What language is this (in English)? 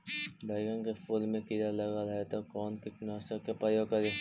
Magahi